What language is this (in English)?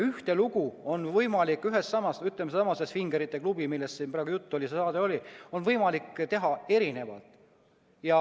Estonian